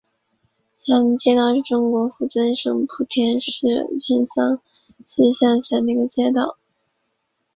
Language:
Chinese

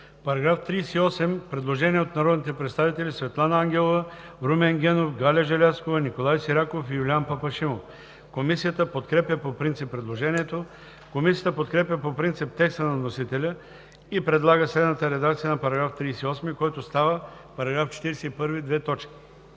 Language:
Bulgarian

